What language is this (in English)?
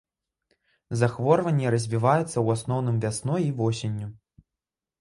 Belarusian